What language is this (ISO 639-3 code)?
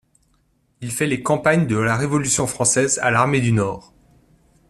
fra